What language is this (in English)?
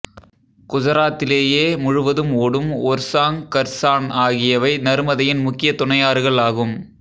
Tamil